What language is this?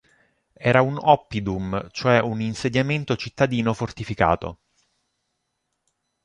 Italian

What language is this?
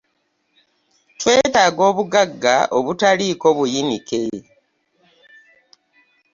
Ganda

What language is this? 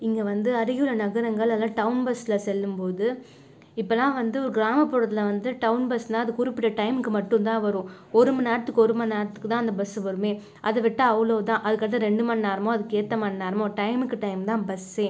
Tamil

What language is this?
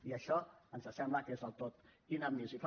Catalan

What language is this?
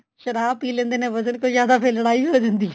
Punjabi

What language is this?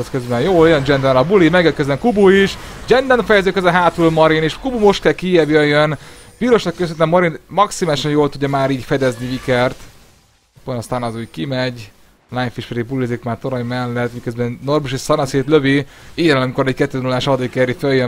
Hungarian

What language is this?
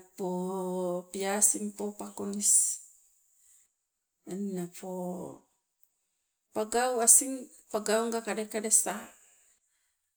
Sibe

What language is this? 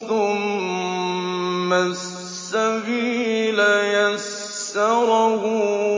Arabic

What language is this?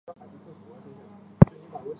Chinese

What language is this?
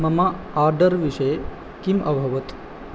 Sanskrit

